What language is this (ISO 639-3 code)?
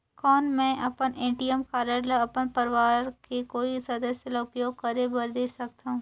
hne